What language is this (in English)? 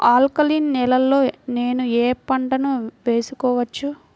Telugu